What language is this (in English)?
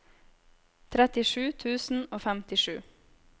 Norwegian